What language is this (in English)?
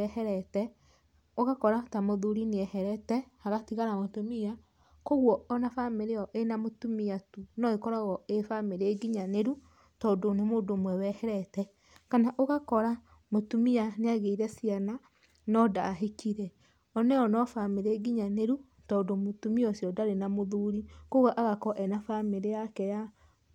Kikuyu